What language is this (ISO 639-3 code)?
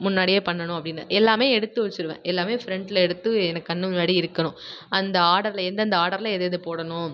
tam